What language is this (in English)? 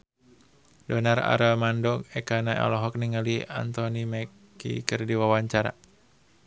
Sundanese